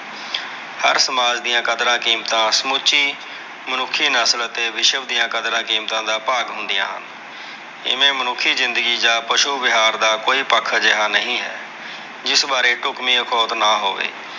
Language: Punjabi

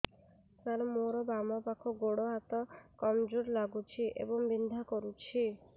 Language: Odia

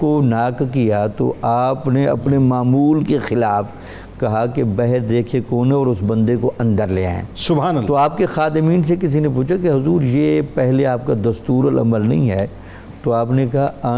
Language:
Urdu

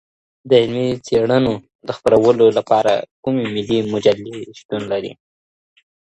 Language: Pashto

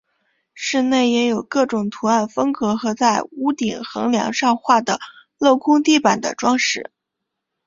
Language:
Chinese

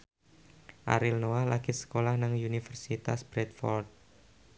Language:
Javanese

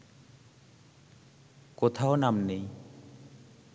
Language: Bangla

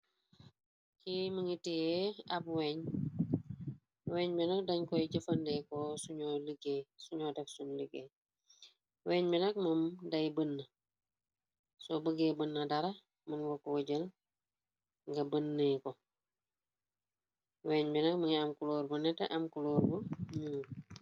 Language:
Wolof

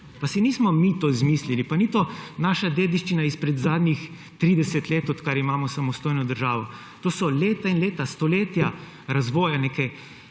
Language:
Slovenian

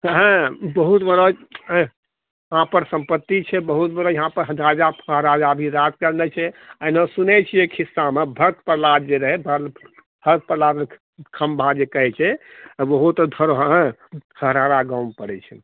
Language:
Maithili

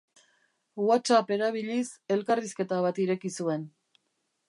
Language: Basque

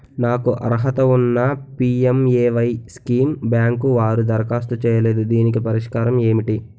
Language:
Telugu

